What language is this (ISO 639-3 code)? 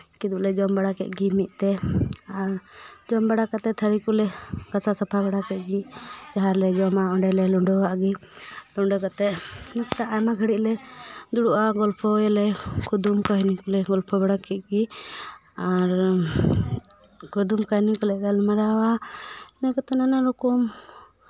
sat